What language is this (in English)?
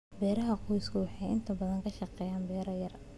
Somali